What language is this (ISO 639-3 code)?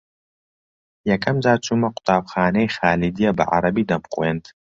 ckb